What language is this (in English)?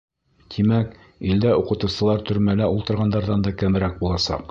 Bashkir